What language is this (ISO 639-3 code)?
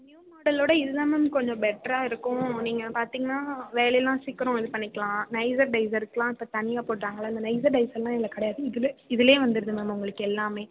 tam